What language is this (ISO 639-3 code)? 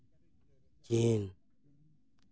sat